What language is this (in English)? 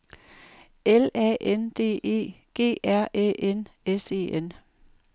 Danish